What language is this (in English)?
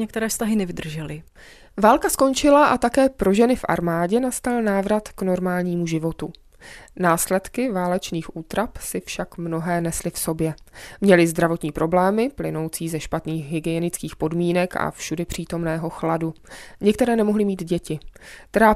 Czech